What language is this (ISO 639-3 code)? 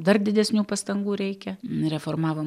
lit